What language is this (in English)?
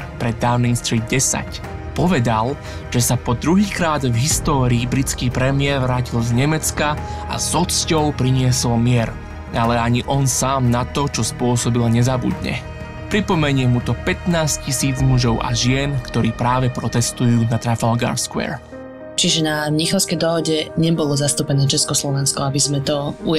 Slovak